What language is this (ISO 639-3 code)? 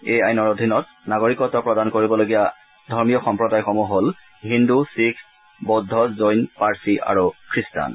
asm